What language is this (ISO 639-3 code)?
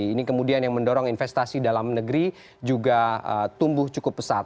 ind